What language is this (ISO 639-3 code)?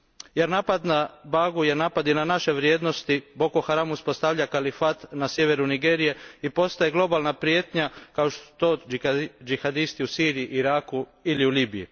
hrv